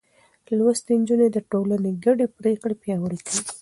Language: Pashto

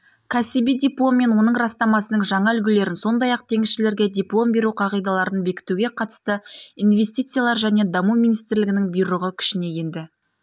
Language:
Kazakh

